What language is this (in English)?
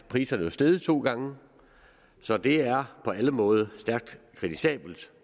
Danish